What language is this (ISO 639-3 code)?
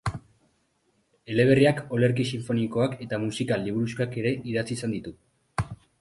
eus